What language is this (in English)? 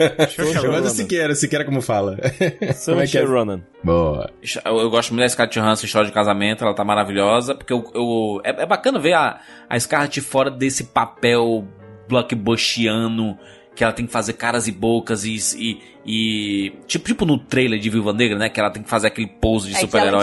Portuguese